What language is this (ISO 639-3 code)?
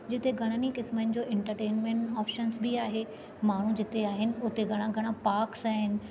snd